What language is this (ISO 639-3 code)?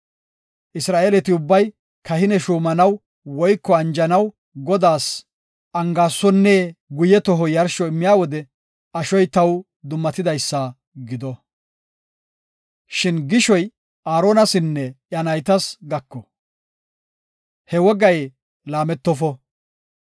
gof